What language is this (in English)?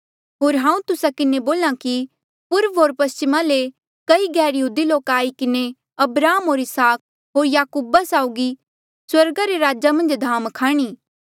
Mandeali